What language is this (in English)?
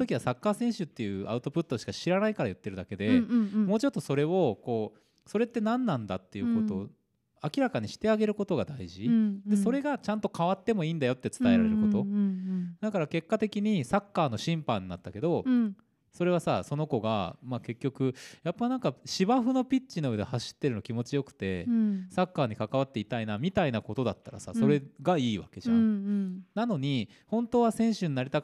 Japanese